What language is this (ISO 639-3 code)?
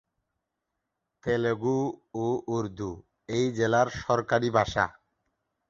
ben